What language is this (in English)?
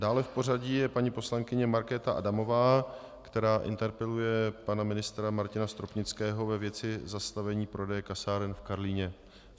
Czech